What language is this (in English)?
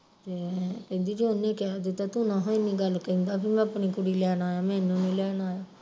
Punjabi